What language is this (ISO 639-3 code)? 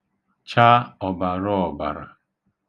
ibo